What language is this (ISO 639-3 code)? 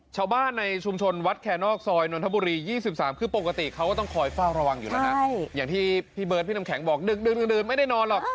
tha